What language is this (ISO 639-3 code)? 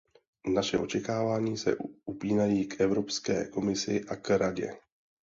ces